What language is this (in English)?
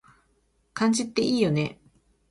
Japanese